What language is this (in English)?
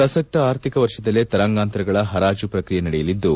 Kannada